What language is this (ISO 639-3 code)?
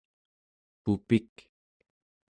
esu